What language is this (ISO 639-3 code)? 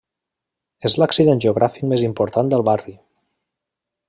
cat